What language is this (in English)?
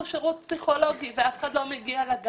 Hebrew